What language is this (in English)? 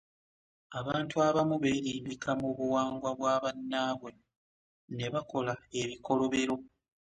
Ganda